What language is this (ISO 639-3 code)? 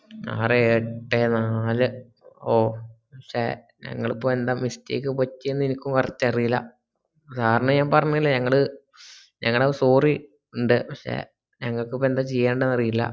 mal